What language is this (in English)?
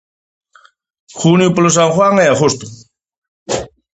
Galician